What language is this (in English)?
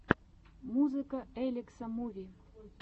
Russian